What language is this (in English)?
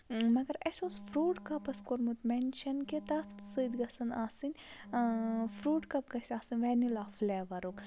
Kashmiri